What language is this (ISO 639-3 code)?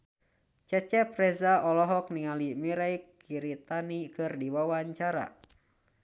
sun